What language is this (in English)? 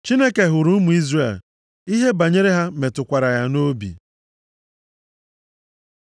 Igbo